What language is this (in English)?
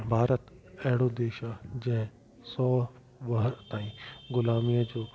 Sindhi